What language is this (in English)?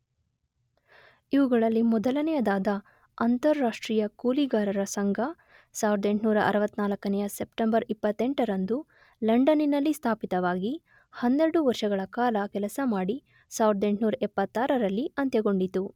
Kannada